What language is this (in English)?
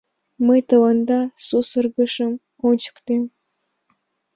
Mari